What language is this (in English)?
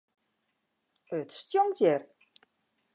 Western Frisian